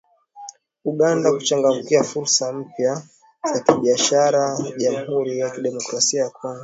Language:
Swahili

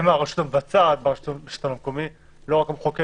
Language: Hebrew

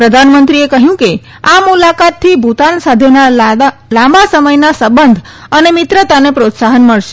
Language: Gujarati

